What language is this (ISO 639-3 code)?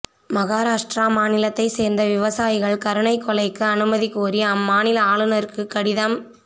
tam